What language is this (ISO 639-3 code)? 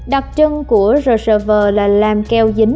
vie